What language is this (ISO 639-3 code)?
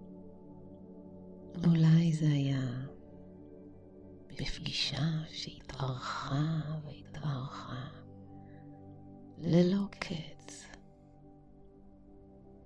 heb